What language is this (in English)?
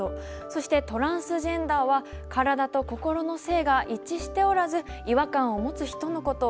Japanese